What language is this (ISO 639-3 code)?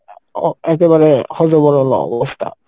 ben